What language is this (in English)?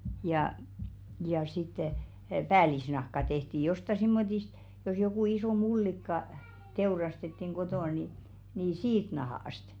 Finnish